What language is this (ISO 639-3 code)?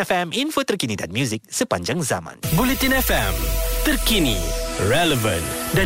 msa